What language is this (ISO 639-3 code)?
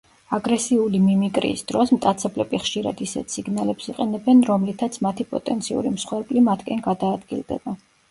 kat